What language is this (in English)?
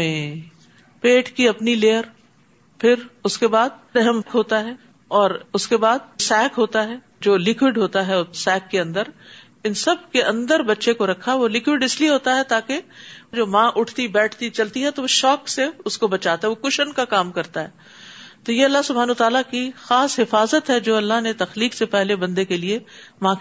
Urdu